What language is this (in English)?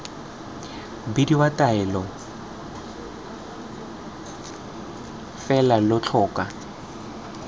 Tswana